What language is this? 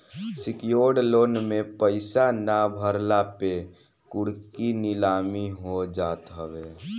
Bhojpuri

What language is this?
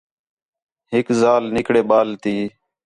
Khetrani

